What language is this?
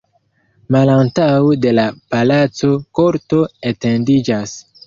Esperanto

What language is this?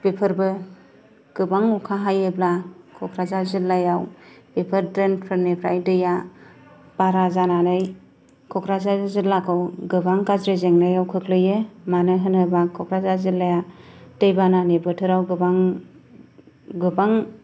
Bodo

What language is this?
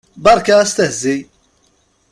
Kabyle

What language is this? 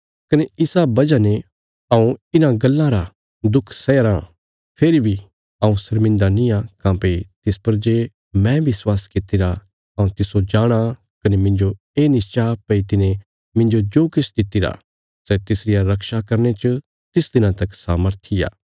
Bilaspuri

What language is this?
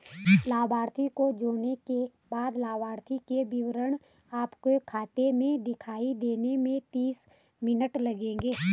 Hindi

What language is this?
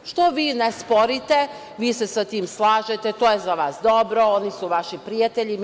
Serbian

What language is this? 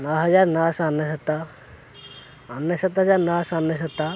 Odia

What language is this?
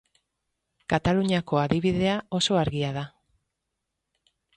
Basque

